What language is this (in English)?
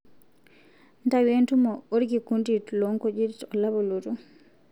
Masai